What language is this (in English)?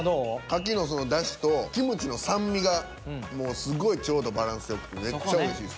Japanese